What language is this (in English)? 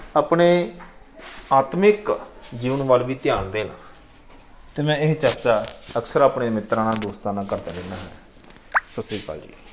Punjabi